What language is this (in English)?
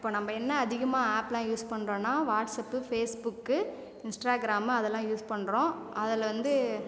Tamil